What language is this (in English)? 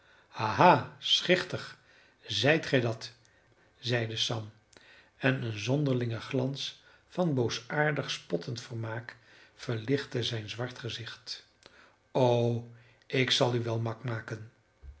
Dutch